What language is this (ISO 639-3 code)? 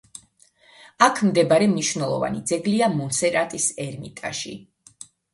kat